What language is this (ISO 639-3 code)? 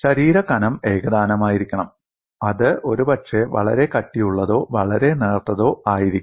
mal